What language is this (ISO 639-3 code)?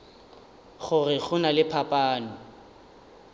nso